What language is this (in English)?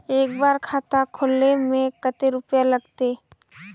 Magahi